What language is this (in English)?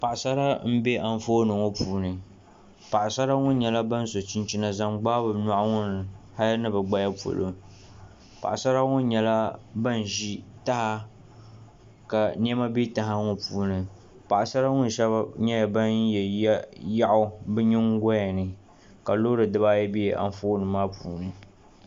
Dagbani